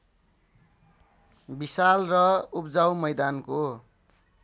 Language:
Nepali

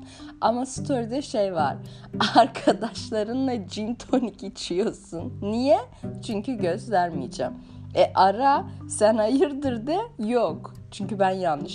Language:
Turkish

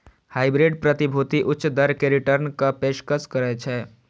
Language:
Maithili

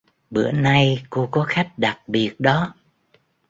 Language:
Vietnamese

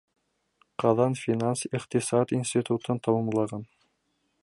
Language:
Bashkir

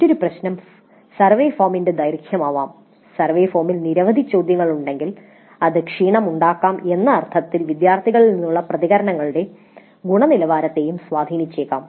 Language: Malayalam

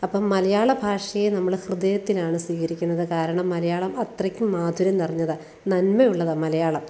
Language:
Malayalam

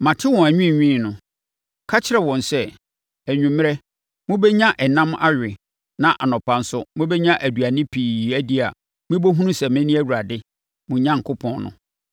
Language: Akan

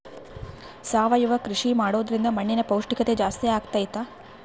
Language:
Kannada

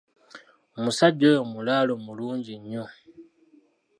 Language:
Ganda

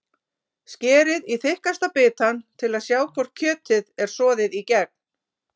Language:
Icelandic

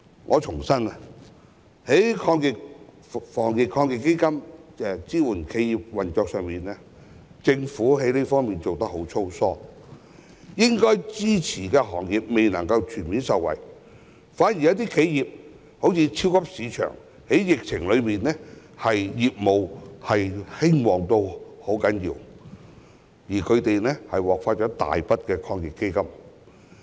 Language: Cantonese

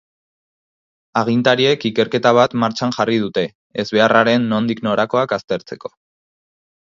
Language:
Basque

